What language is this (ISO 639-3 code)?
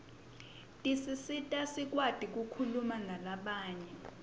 ssw